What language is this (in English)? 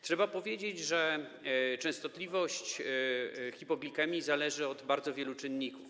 Polish